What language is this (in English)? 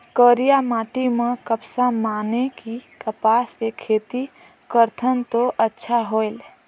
Chhattisgarhi